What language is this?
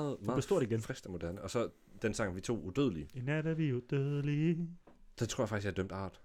Danish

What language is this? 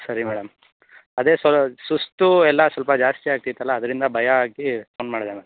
Kannada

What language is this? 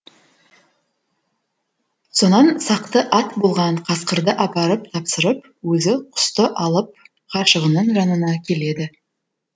Kazakh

